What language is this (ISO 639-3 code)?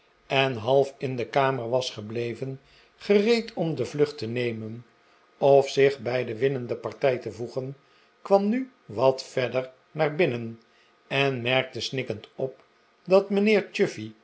nld